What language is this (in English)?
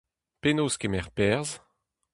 Breton